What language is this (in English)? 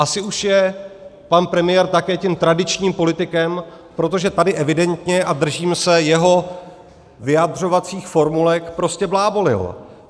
Czech